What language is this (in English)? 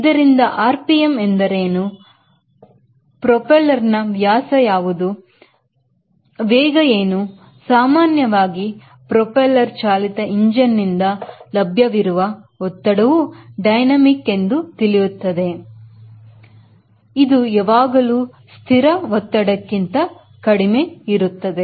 Kannada